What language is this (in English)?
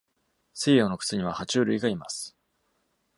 Japanese